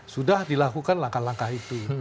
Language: Indonesian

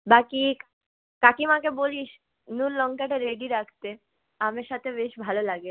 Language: Bangla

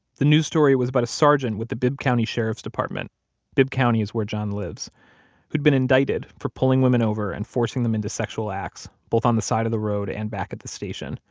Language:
English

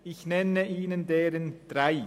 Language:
Swiss German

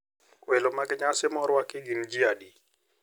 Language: Luo (Kenya and Tanzania)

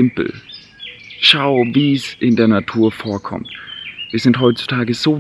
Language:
German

